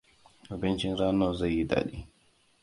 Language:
Hausa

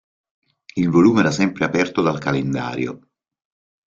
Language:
Italian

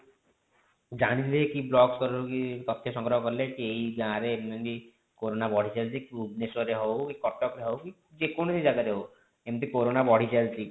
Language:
Odia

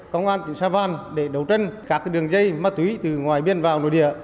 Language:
Vietnamese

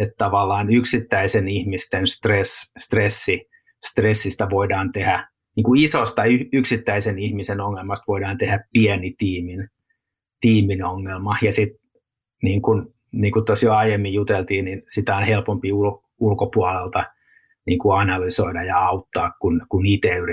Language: Finnish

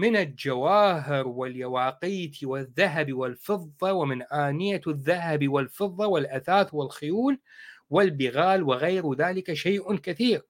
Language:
Arabic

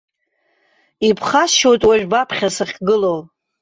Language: Abkhazian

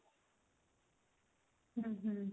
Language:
Punjabi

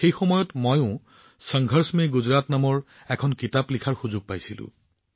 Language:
Assamese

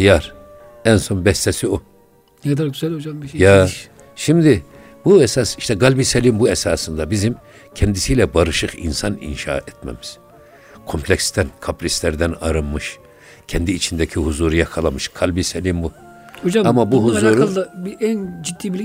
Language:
Turkish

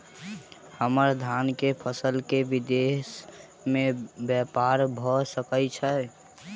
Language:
Maithili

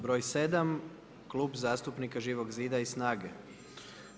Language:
Croatian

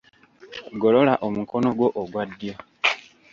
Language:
Ganda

